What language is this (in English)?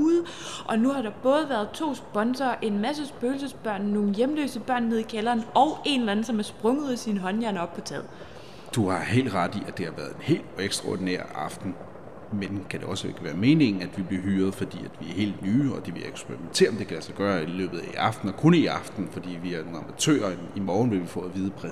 Danish